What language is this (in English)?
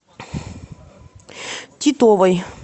Russian